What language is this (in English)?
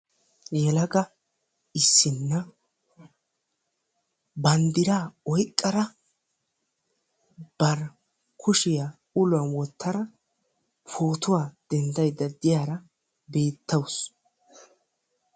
Wolaytta